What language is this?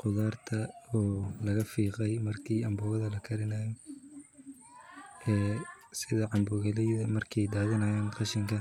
Somali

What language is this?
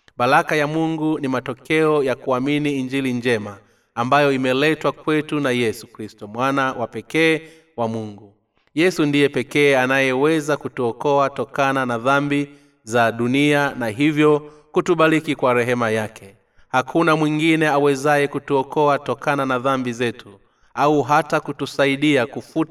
Swahili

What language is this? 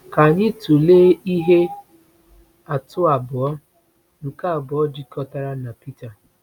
Igbo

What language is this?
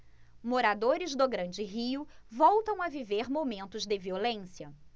Portuguese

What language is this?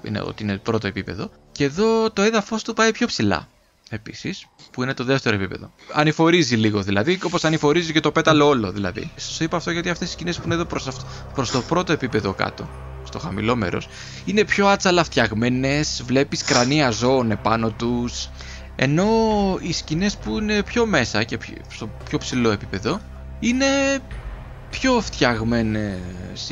Greek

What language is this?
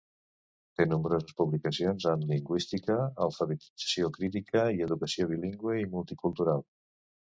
Catalan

